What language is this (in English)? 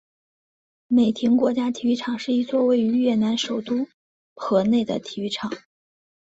Chinese